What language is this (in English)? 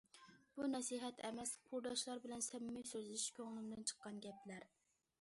Uyghur